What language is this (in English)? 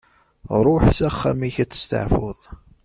Kabyle